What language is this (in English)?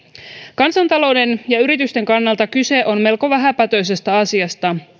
Finnish